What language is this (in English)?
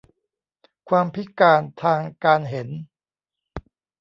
Thai